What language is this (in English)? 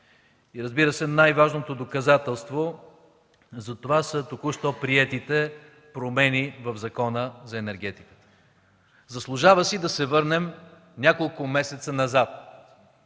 Bulgarian